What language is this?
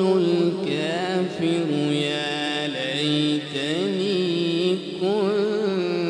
Arabic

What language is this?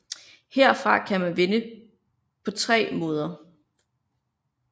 Danish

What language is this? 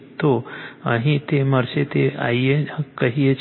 Gujarati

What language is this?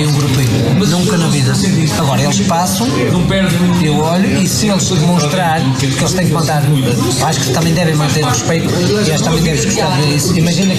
Portuguese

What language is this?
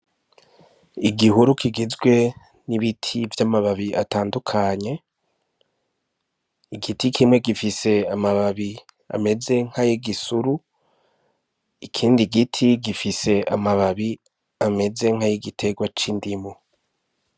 Rundi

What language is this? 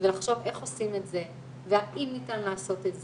Hebrew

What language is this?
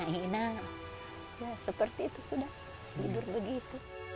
Indonesian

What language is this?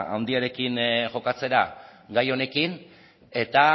Basque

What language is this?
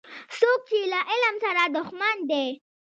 Pashto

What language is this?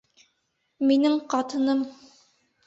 Bashkir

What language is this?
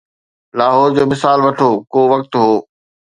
Sindhi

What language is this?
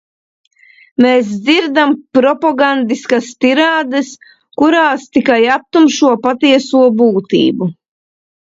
Latvian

